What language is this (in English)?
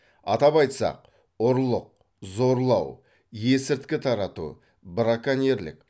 Kazakh